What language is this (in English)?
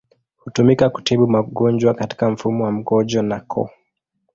Swahili